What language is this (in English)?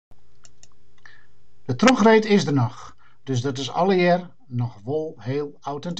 Western Frisian